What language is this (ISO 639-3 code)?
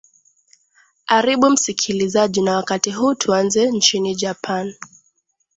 swa